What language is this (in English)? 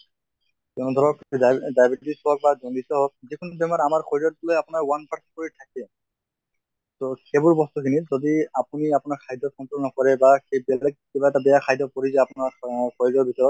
Assamese